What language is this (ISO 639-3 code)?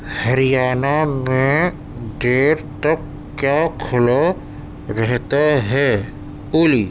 urd